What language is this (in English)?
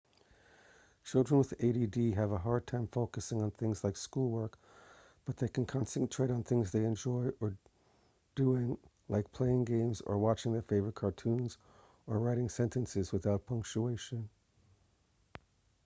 English